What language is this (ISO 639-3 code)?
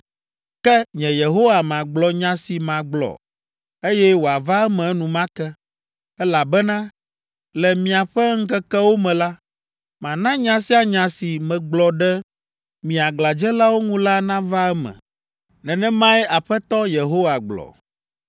ewe